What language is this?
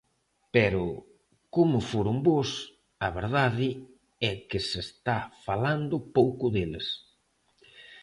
Galician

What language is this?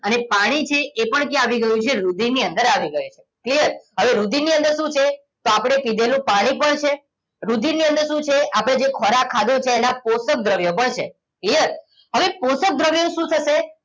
Gujarati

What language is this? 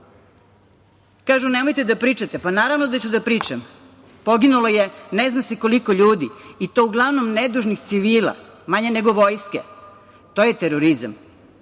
Serbian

